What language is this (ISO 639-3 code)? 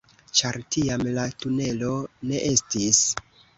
epo